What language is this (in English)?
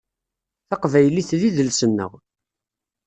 Kabyle